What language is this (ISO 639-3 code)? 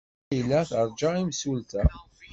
kab